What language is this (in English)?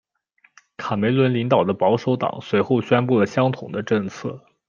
Chinese